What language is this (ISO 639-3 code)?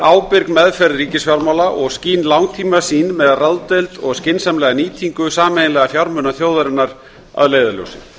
isl